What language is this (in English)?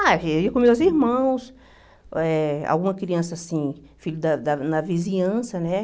Portuguese